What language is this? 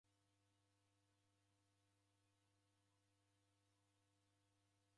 Taita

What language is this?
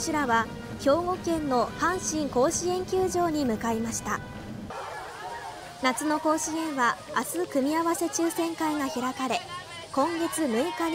Japanese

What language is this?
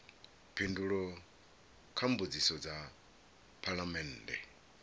Venda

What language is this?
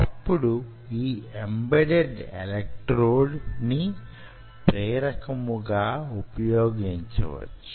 Telugu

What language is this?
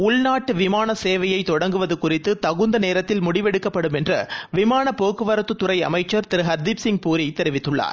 Tamil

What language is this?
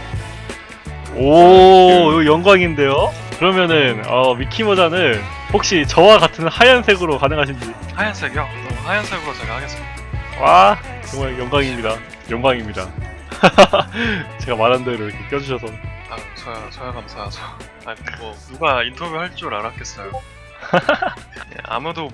Korean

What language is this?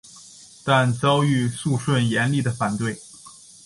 Chinese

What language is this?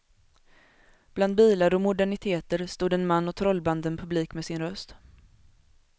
Swedish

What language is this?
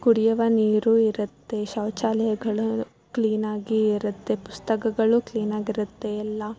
Kannada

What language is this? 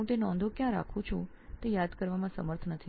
Gujarati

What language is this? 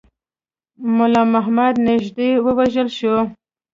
Pashto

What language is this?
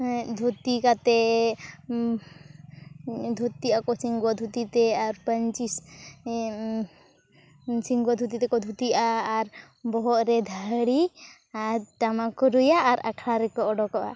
Santali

